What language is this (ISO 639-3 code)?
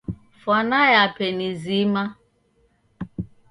dav